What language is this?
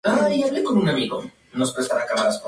Spanish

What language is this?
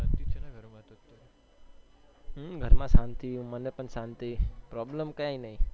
Gujarati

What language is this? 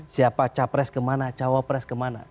Indonesian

